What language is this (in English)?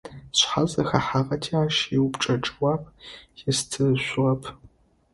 Adyghe